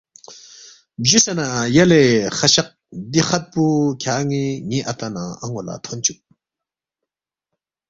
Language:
Balti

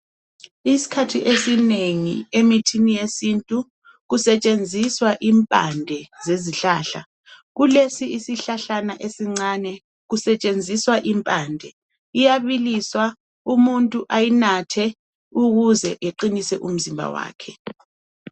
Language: North Ndebele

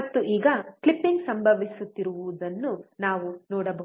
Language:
Kannada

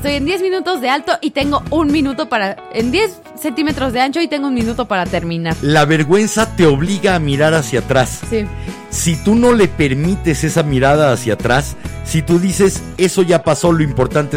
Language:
Spanish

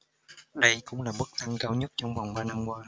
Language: Vietnamese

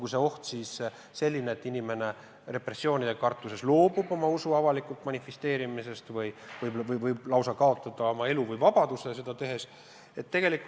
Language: Estonian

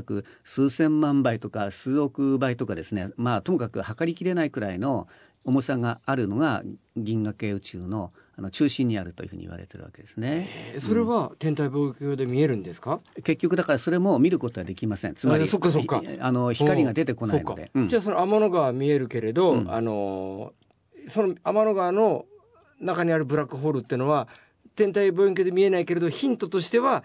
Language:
Japanese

